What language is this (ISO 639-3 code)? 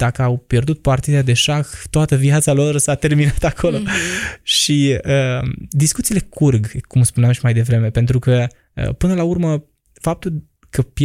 ron